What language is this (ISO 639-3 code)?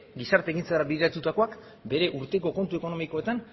eus